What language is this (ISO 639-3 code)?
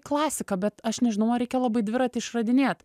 lit